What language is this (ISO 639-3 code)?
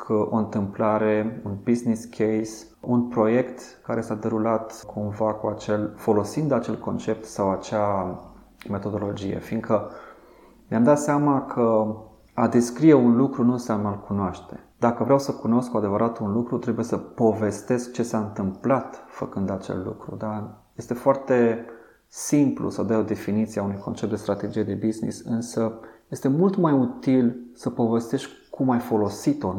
ron